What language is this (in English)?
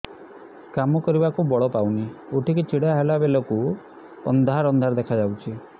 Odia